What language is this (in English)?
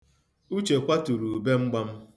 Igbo